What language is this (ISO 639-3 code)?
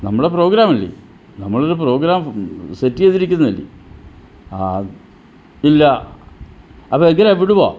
mal